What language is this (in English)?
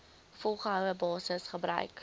Afrikaans